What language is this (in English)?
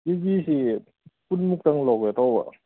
Manipuri